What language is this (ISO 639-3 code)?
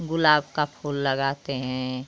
hin